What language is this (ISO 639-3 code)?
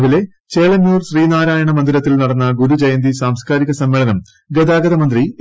mal